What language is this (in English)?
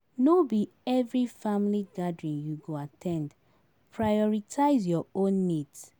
Nigerian Pidgin